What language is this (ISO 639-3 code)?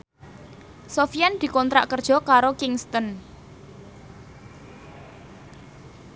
jav